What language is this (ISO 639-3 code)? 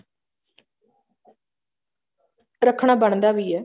pan